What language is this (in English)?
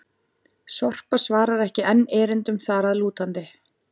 Icelandic